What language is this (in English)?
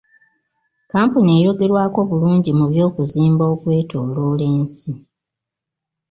Ganda